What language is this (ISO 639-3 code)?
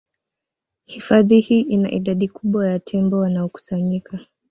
swa